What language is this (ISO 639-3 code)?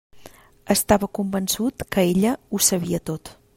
cat